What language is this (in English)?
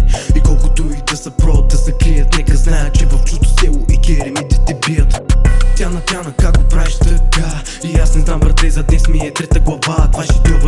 Bulgarian